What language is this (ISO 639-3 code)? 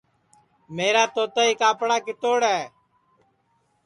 ssi